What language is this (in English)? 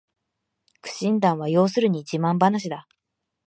Japanese